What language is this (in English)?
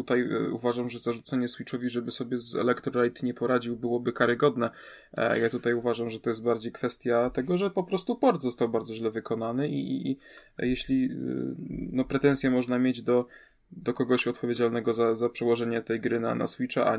Polish